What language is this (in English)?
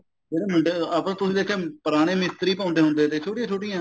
Punjabi